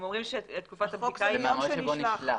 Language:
Hebrew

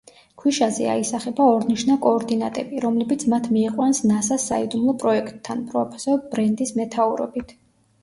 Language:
Georgian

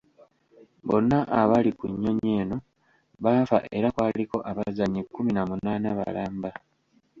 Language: Ganda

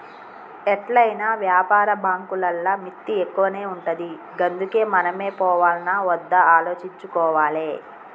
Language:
Telugu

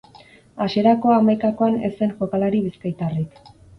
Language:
Basque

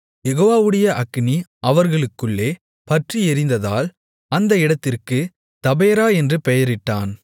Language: Tamil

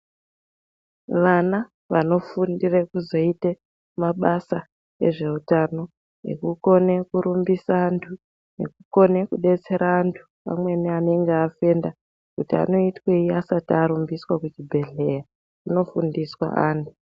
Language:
Ndau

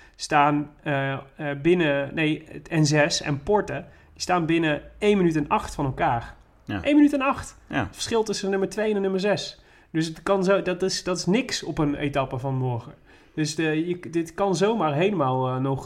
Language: Dutch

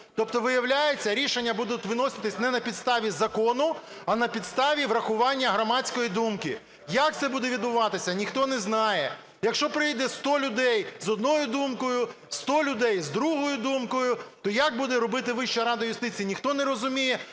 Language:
Ukrainian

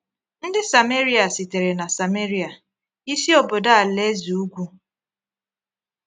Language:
Igbo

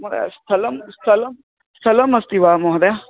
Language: Sanskrit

